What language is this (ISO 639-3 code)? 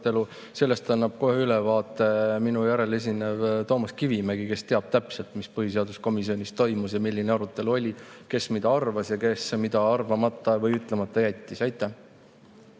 est